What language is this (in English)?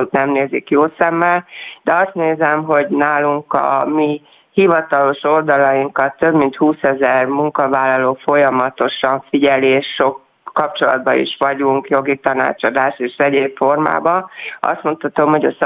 Hungarian